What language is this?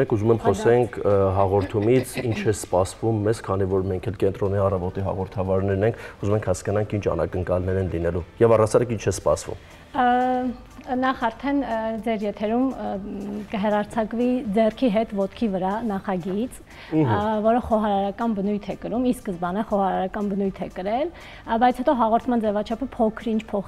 Romanian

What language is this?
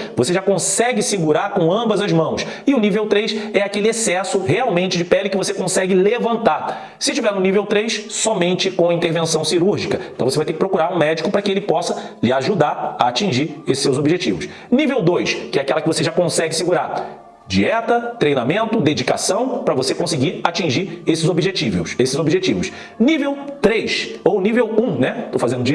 Portuguese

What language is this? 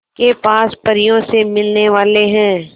Hindi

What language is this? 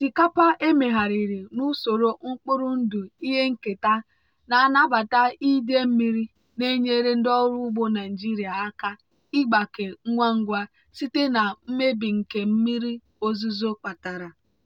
Igbo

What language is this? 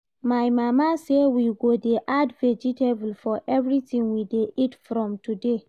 Nigerian Pidgin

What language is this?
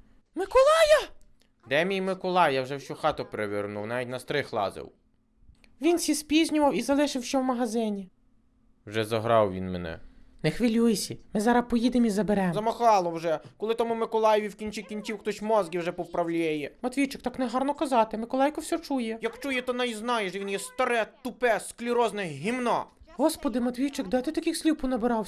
Ukrainian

